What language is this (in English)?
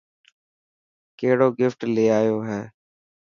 Dhatki